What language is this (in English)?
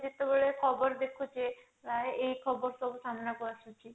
Odia